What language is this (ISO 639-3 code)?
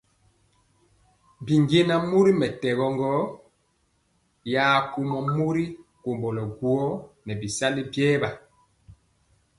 mcx